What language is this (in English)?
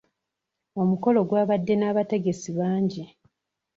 Ganda